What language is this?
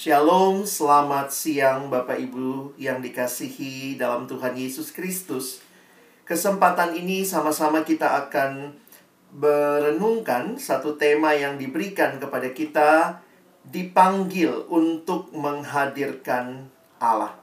Indonesian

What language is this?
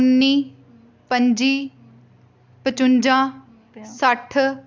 Dogri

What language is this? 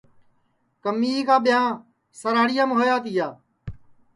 Sansi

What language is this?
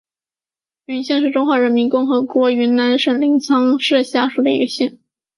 Chinese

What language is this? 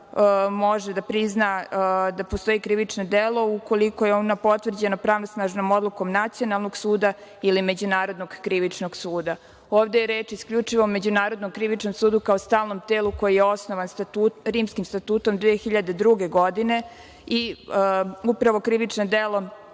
Serbian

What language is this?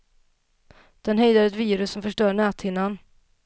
Swedish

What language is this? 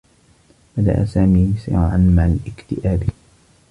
Arabic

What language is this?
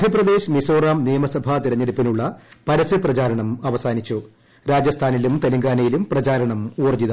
Malayalam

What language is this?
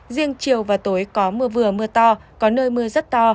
Vietnamese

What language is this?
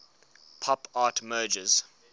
English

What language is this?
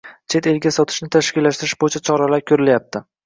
Uzbek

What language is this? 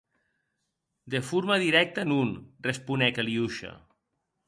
Occitan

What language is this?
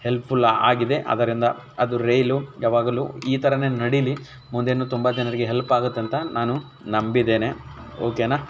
Kannada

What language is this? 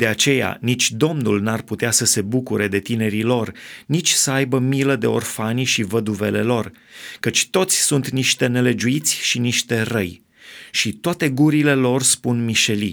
Romanian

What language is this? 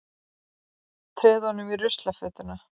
Icelandic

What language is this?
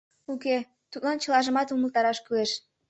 Mari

